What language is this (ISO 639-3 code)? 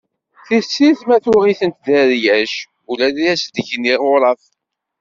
kab